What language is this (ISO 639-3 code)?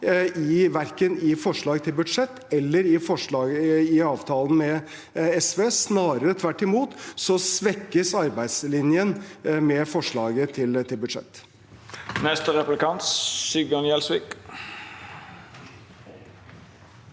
nor